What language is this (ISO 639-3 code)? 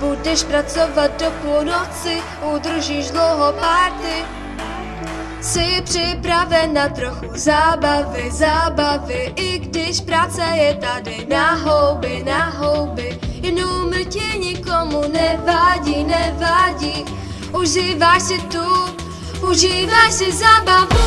ces